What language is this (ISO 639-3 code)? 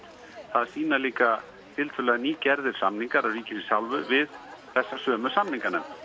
isl